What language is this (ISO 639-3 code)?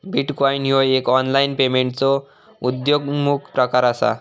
mar